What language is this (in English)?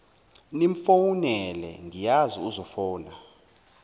Zulu